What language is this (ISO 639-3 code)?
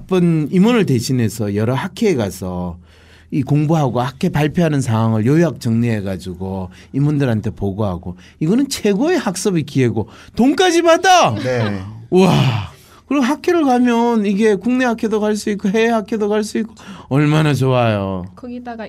kor